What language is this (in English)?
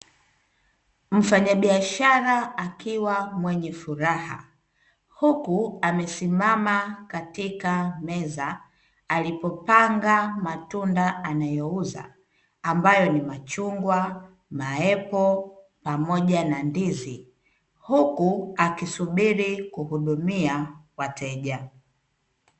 Swahili